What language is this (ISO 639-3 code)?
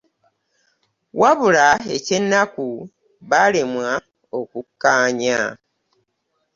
lug